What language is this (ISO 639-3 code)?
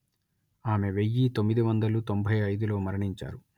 tel